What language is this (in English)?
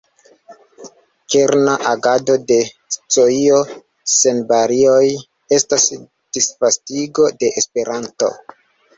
Esperanto